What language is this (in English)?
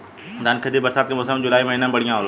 Bhojpuri